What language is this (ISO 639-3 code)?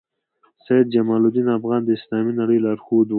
pus